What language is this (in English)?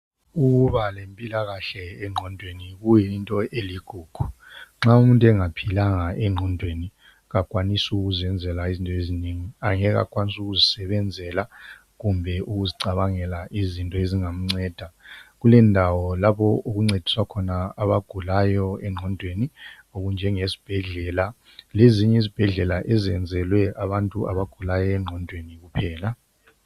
North Ndebele